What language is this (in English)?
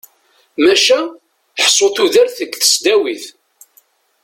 Kabyle